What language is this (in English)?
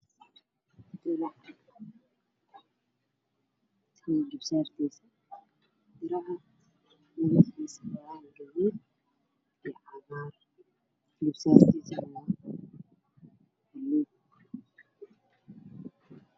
Somali